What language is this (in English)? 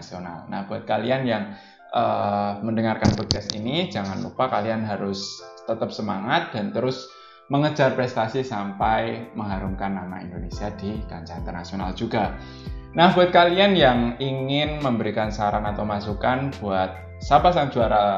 Indonesian